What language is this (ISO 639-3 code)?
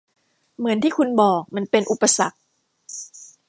tha